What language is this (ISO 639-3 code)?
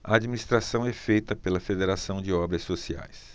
por